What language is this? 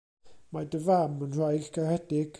Welsh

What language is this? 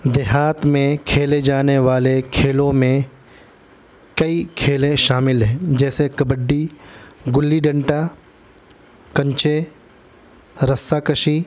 Urdu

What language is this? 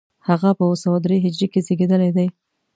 Pashto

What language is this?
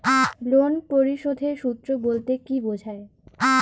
Bangla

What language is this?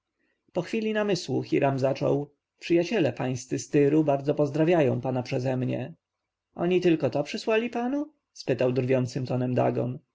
Polish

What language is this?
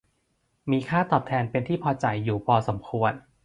Thai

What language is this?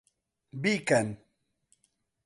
Central Kurdish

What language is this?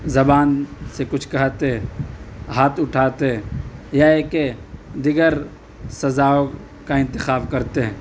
Urdu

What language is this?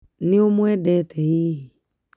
Kikuyu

